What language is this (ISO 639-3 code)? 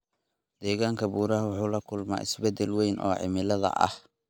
som